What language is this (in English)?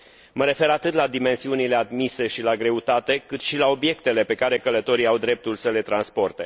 Romanian